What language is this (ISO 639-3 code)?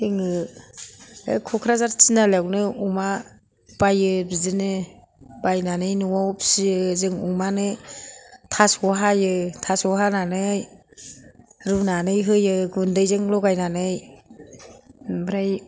brx